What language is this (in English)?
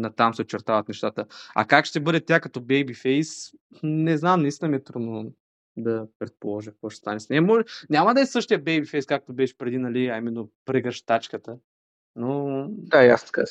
Bulgarian